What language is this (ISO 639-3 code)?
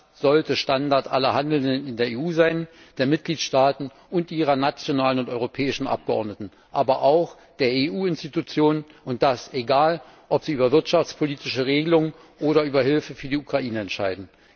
deu